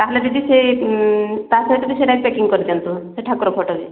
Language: Odia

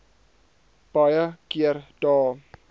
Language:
Afrikaans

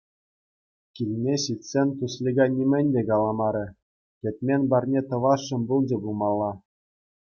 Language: Chuvash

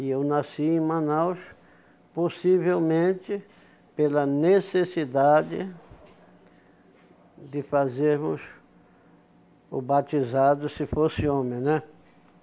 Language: Portuguese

